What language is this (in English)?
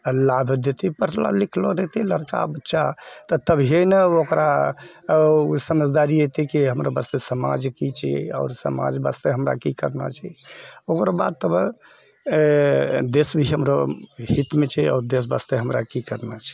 Maithili